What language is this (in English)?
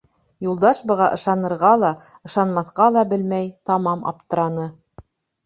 Bashkir